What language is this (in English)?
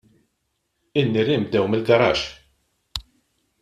Maltese